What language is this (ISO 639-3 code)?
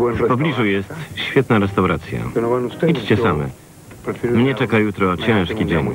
pol